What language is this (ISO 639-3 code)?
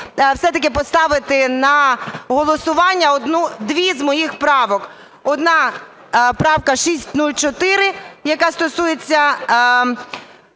ukr